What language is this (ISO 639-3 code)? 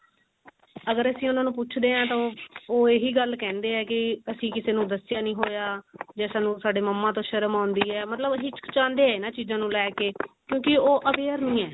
pan